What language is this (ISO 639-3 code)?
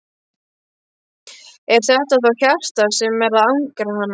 isl